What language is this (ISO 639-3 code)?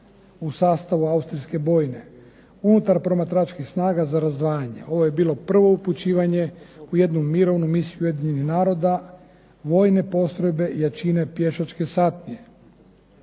hrv